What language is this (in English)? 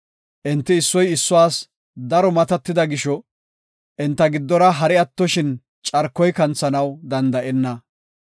Gofa